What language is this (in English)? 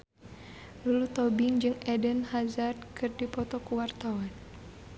Sundanese